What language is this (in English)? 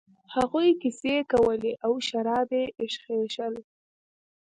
Pashto